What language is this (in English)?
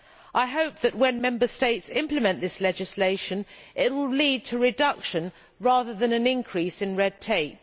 English